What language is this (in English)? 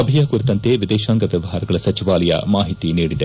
Kannada